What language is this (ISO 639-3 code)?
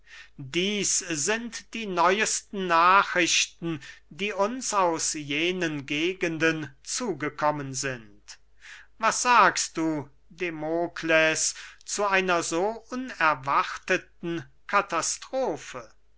deu